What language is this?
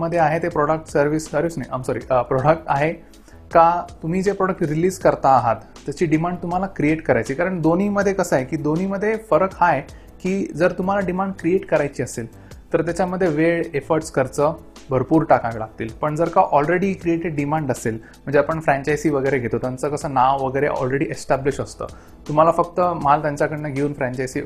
Marathi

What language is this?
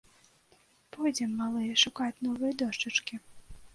Belarusian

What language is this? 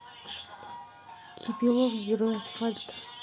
Russian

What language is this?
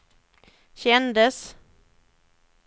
Swedish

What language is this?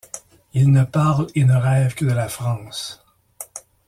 French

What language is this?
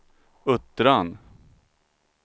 Swedish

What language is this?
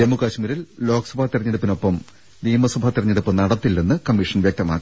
Malayalam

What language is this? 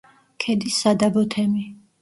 Georgian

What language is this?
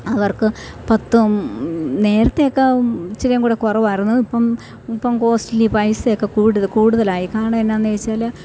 Malayalam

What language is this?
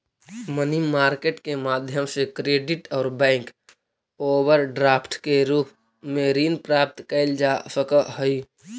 Magahi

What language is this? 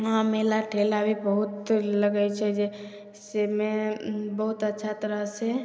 Maithili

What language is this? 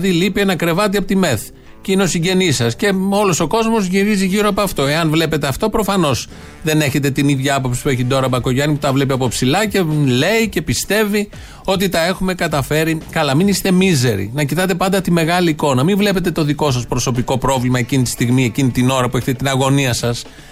Greek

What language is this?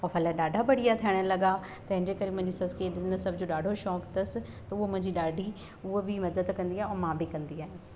Sindhi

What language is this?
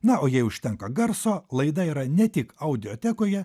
Lithuanian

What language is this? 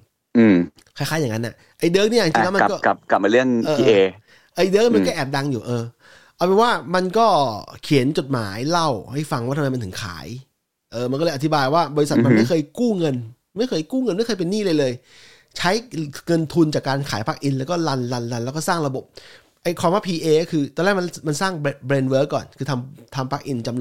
Thai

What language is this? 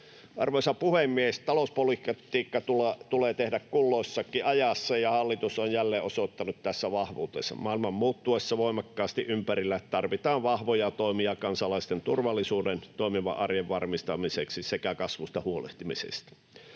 Finnish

